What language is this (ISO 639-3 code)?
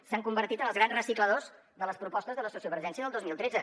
cat